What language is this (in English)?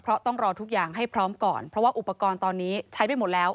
Thai